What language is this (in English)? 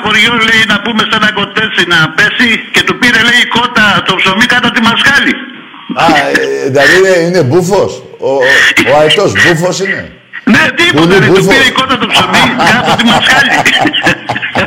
Greek